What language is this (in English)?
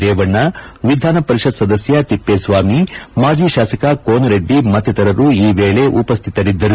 Kannada